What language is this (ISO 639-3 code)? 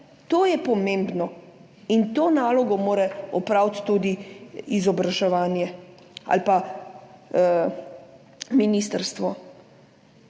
slv